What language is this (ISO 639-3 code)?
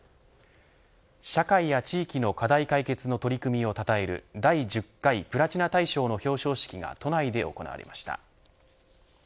jpn